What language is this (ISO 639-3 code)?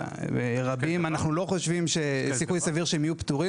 heb